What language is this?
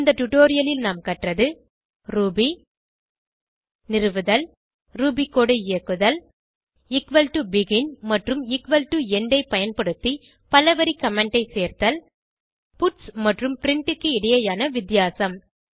Tamil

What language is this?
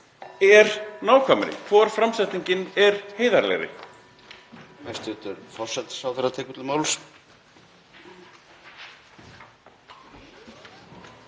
Icelandic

